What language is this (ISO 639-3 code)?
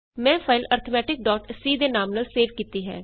pan